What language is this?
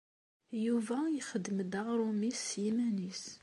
Kabyle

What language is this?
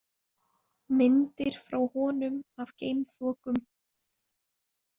Icelandic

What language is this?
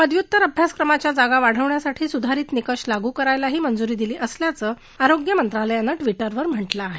Marathi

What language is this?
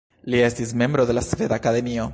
Esperanto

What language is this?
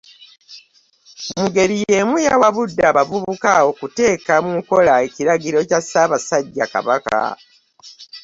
Ganda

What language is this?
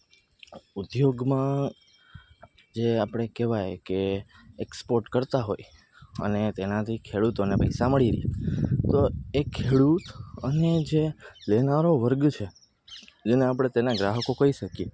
Gujarati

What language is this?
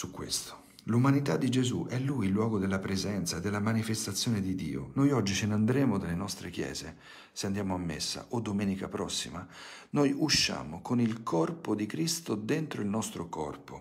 Italian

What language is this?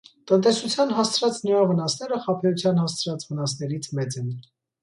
Armenian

